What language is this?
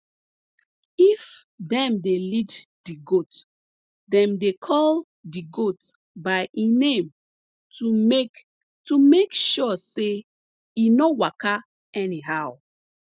Nigerian Pidgin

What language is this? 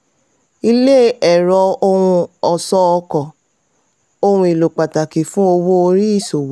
Yoruba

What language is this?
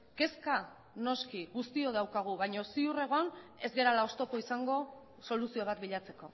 Basque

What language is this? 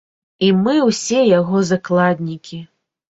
Belarusian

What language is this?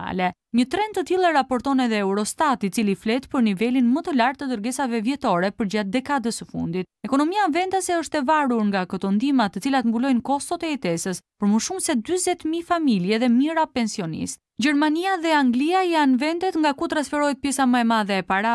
Romanian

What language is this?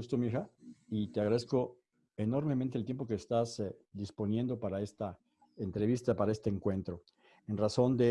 Spanish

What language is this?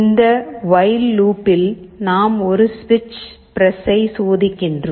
Tamil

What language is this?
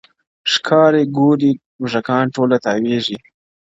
Pashto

